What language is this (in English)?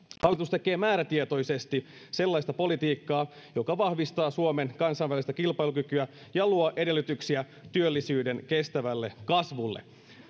Finnish